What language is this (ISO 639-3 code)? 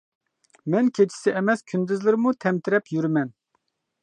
uig